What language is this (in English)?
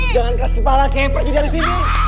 Indonesian